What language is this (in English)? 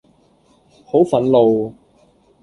Cantonese